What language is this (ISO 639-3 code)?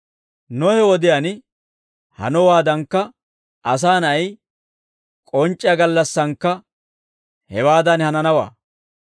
dwr